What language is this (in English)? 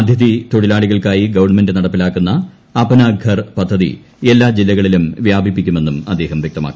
Malayalam